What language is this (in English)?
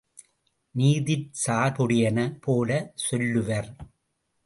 Tamil